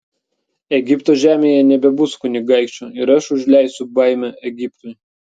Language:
Lithuanian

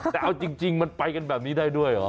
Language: Thai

